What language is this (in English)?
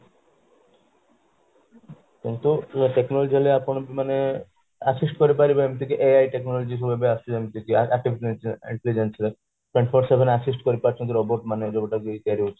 Odia